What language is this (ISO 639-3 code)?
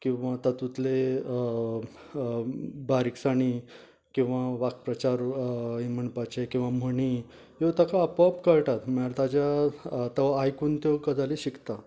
kok